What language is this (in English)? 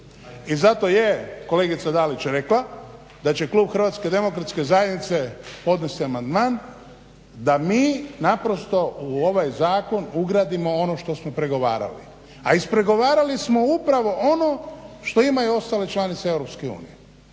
Croatian